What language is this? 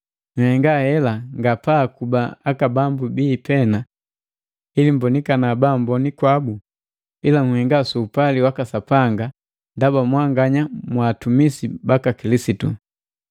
Matengo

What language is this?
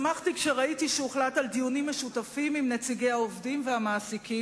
Hebrew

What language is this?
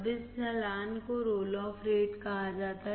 Hindi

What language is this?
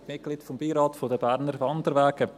Swiss German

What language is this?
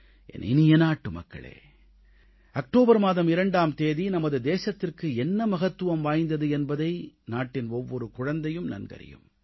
Tamil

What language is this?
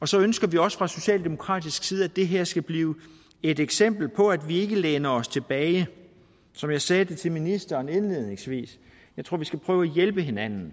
Danish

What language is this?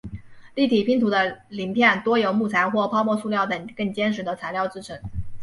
Chinese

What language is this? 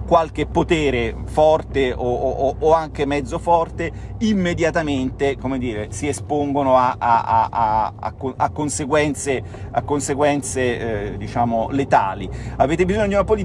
Italian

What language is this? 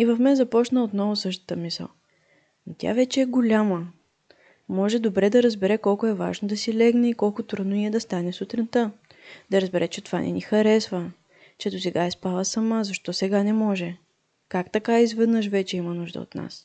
Bulgarian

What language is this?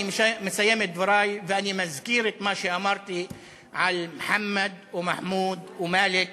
Hebrew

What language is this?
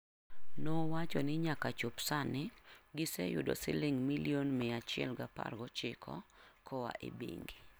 Luo (Kenya and Tanzania)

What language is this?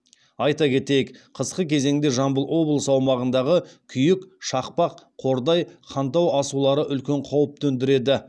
Kazakh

